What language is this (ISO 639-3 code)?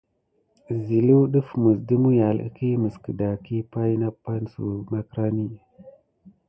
gid